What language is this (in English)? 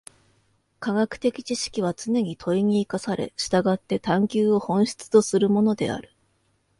Japanese